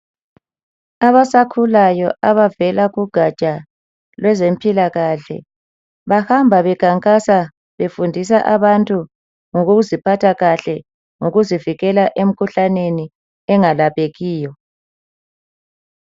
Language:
North Ndebele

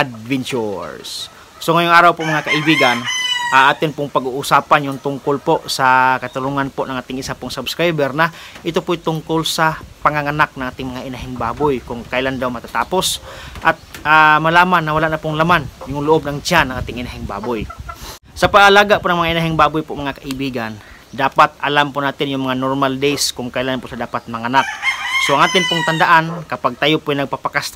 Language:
Filipino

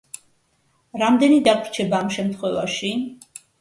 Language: Georgian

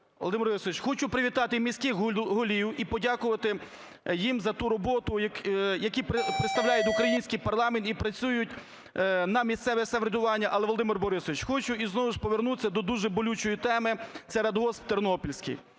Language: Ukrainian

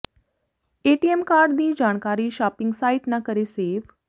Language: Punjabi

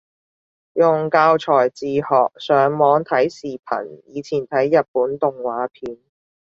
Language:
Cantonese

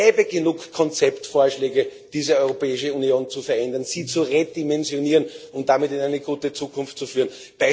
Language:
German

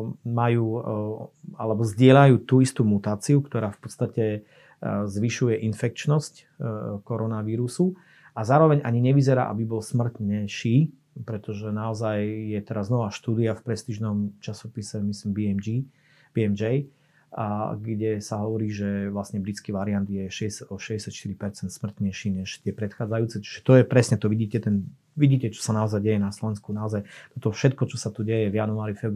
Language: Slovak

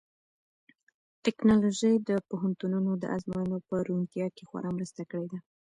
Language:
Pashto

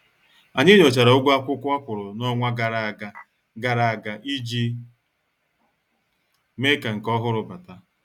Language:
Igbo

